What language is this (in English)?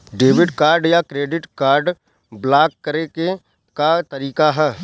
Bhojpuri